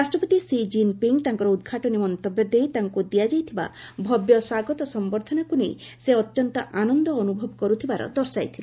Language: Odia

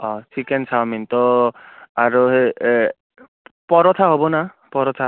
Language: Assamese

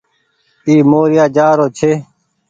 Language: Goaria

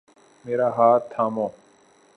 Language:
Urdu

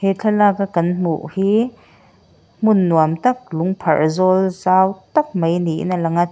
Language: Mizo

